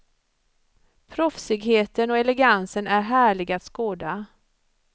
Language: Swedish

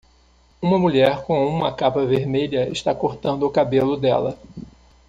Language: Portuguese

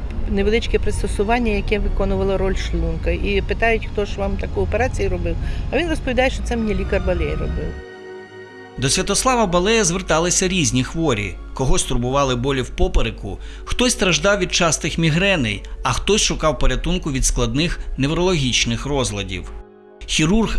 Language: Russian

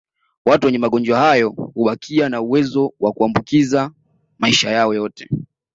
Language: Swahili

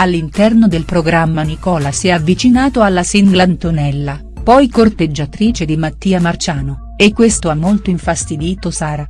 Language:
Italian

